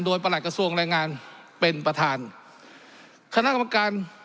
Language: Thai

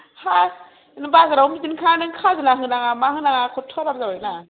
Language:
Bodo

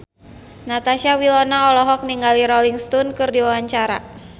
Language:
Sundanese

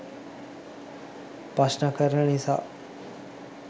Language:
Sinhala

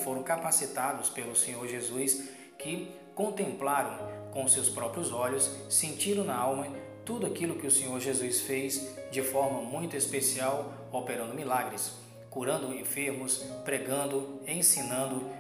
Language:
Portuguese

